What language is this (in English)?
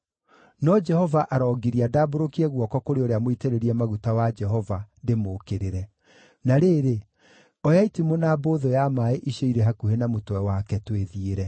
Kikuyu